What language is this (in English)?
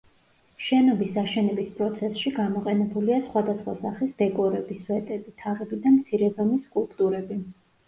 Georgian